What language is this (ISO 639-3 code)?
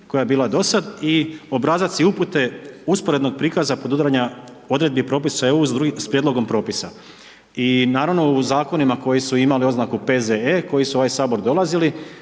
hrv